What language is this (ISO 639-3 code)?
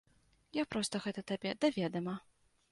bel